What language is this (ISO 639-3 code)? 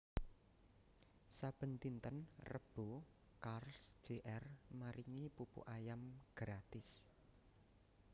jav